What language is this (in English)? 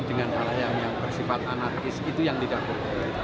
Indonesian